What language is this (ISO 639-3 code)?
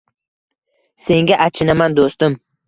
uzb